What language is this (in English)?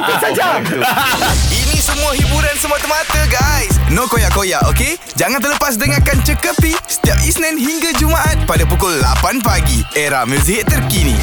Malay